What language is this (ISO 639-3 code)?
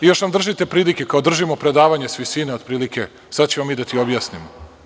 srp